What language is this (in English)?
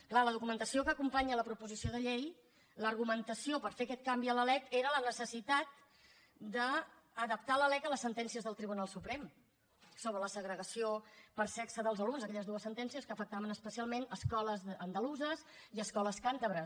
Catalan